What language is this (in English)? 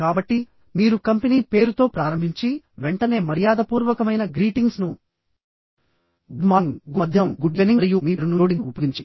Telugu